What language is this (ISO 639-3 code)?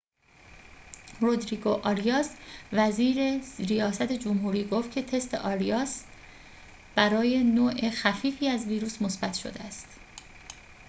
fas